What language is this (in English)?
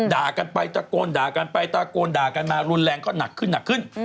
Thai